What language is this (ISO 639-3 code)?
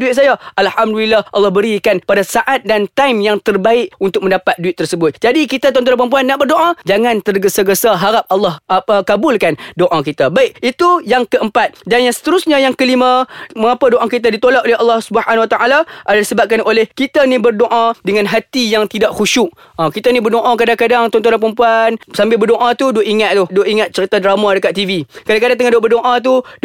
msa